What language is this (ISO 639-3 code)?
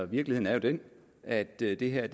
dan